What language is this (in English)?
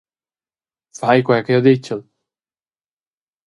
Romansh